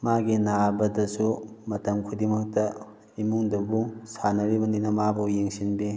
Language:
Manipuri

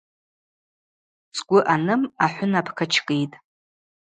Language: Abaza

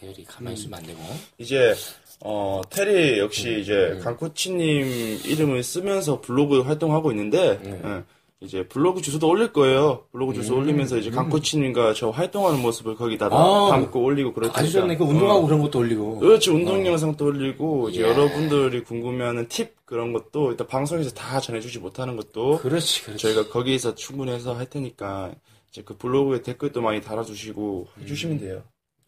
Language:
Korean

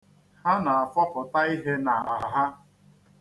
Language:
Igbo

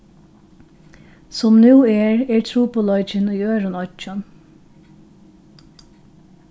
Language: Faroese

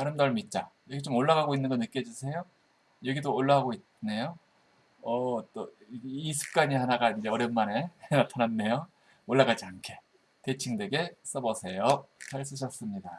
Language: Korean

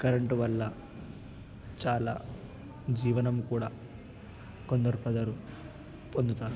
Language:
Telugu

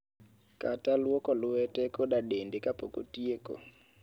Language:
Luo (Kenya and Tanzania)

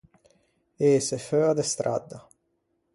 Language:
Ligurian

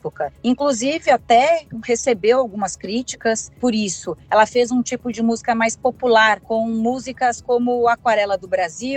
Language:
Portuguese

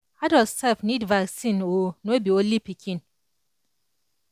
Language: Nigerian Pidgin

